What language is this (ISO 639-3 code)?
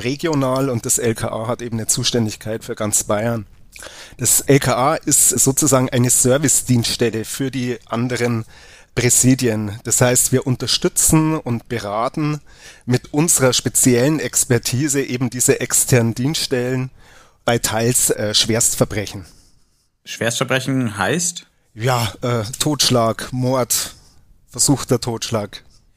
deu